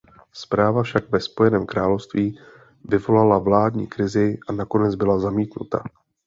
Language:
Czech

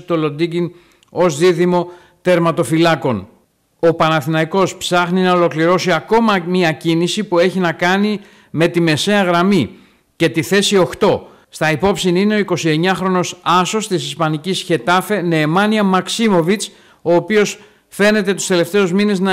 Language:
Greek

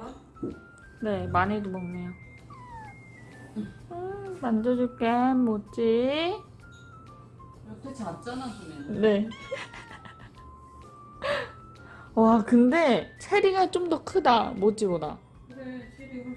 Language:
Korean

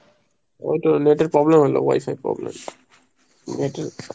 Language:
Bangla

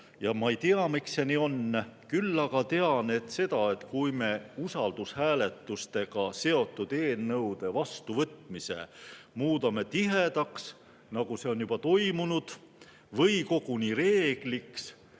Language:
Estonian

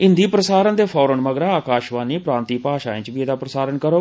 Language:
Dogri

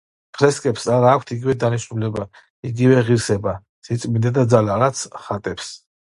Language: Georgian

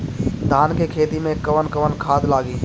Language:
Bhojpuri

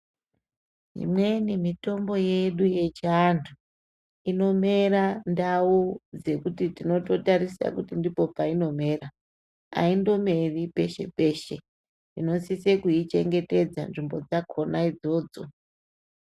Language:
Ndau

